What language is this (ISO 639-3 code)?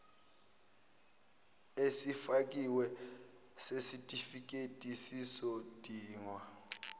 zul